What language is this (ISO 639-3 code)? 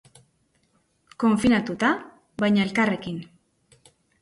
eus